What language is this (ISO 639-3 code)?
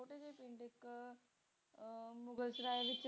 pan